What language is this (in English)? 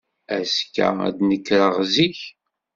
Kabyle